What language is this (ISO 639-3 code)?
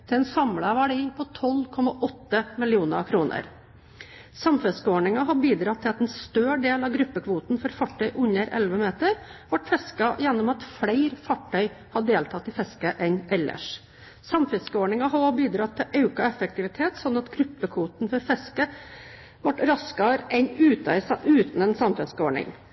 nob